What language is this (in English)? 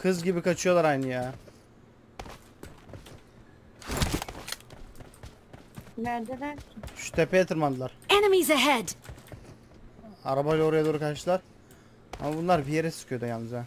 Turkish